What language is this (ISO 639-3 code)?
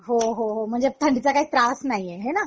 mar